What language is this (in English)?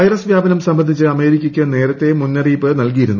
Malayalam